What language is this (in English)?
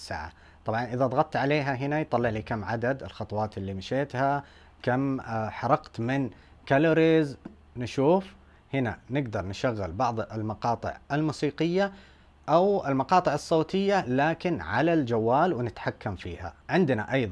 Arabic